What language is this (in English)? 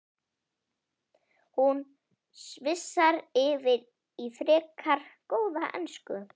Icelandic